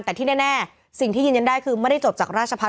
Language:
Thai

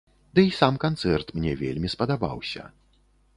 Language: Belarusian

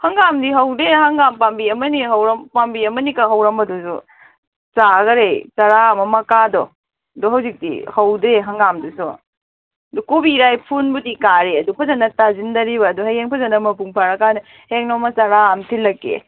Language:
Manipuri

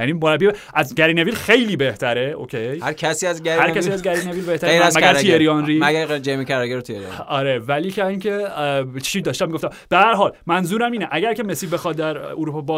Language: Persian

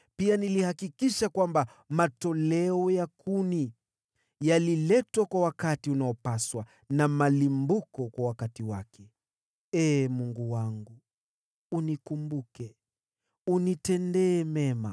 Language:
Swahili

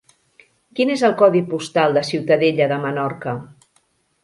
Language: Catalan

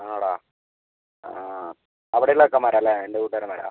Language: Malayalam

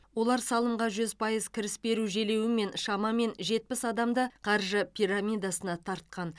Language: Kazakh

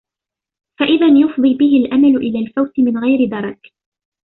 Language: Arabic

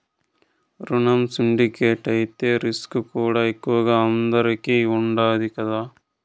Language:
Telugu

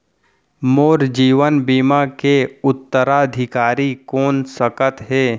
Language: Chhattisgarhi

